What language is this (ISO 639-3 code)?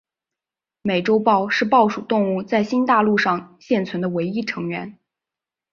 zho